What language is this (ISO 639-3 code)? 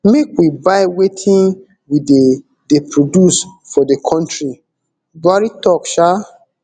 pcm